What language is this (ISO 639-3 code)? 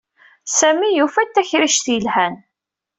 kab